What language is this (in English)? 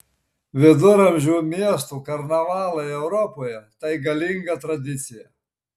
Lithuanian